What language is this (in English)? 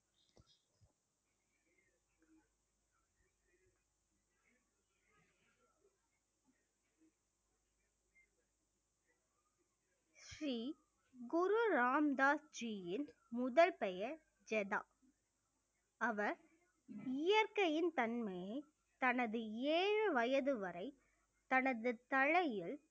Tamil